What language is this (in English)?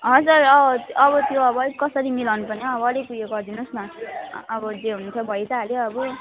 Nepali